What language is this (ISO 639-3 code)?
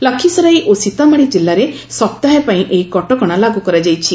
ori